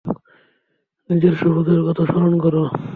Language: Bangla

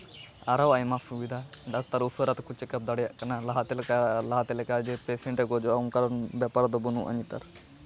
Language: Santali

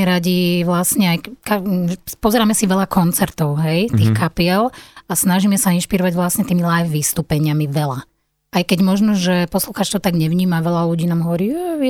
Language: Slovak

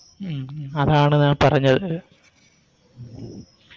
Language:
Malayalam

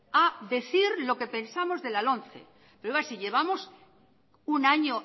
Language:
Spanish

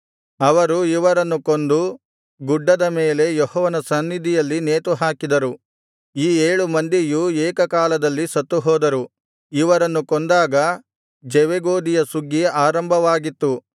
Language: Kannada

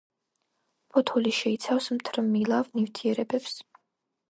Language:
Georgian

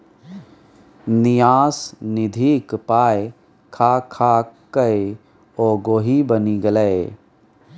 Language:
Maithili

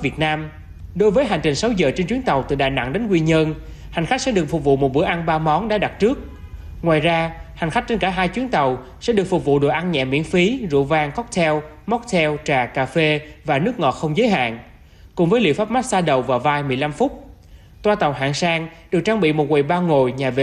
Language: Vietnamese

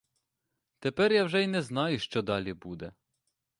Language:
Ukrainian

